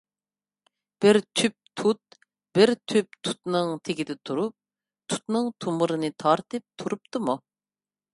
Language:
Uyghur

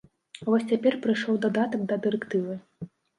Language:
Belarusian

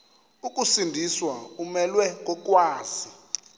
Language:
Xhosa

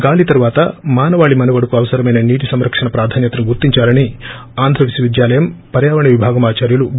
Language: Telugu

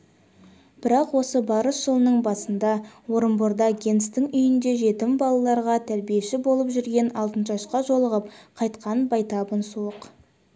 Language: Kazakh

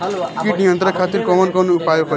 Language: Bhojpuri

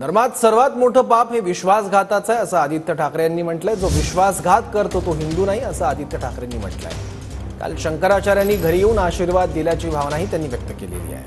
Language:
Marathi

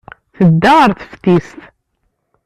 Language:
Kabyle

